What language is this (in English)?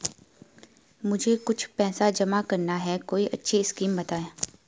Hindi